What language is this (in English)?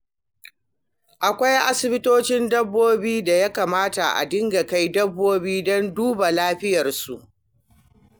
Hausa